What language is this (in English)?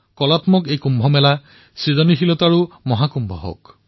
Assamese